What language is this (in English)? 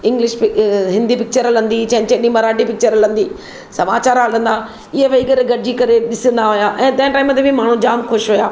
Sindhi